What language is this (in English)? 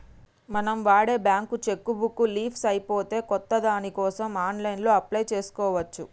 Telugu